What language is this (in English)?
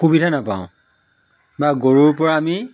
Assamese